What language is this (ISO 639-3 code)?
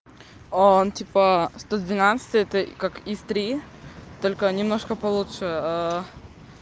rus